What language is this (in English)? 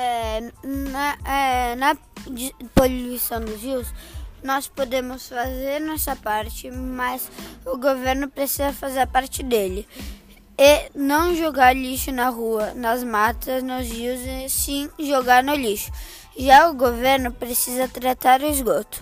Portuguese